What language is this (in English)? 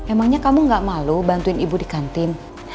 Indonesian